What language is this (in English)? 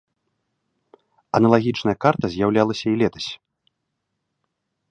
Belarusian